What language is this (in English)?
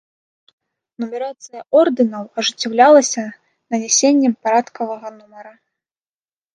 Belarusian